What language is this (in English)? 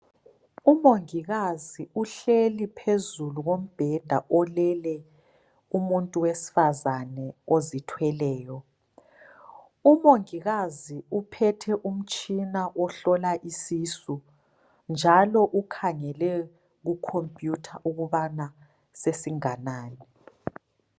North Ndebele